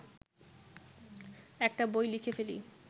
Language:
Bangla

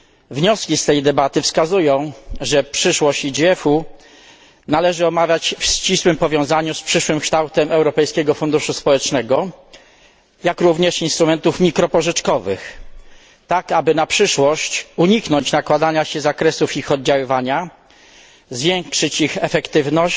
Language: Polish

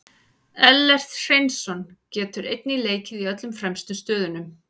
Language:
Icelandic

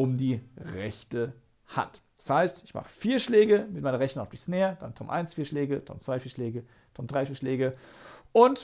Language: German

